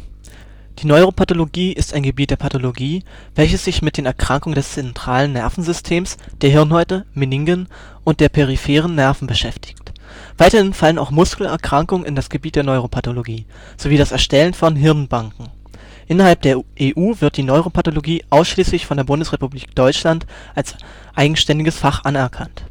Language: German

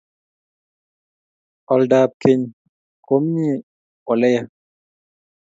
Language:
Kalenjin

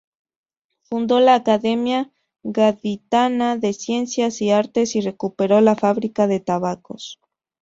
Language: Spanish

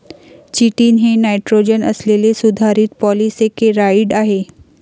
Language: Marathi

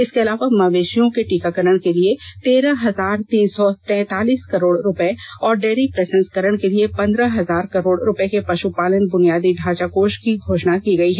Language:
Hindi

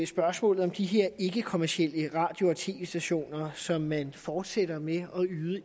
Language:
Danish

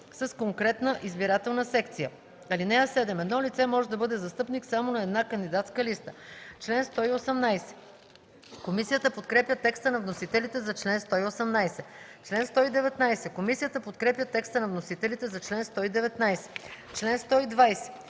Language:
Bulgarian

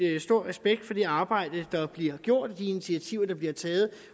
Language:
Danish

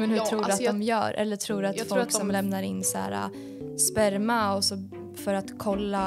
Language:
Swedish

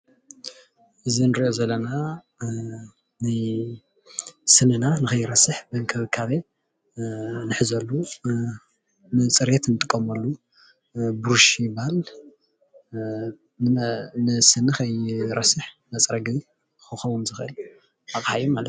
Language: Tigrinya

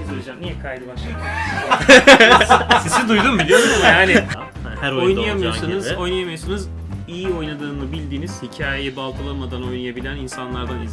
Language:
Turkish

